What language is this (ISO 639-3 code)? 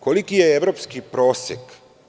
srp